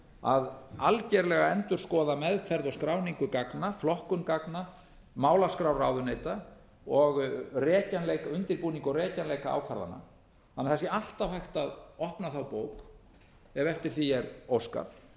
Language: Icelandic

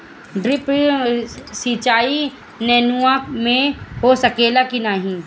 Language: Bhojpuri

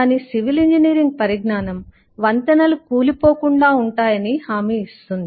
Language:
Telugu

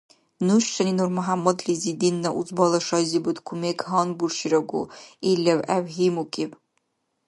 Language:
Dargwa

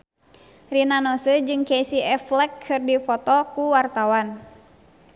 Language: Sundanese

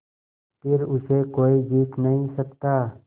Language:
Hindi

